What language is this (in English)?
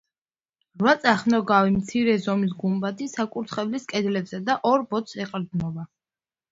Georgian